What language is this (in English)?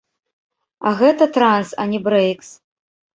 Belarusian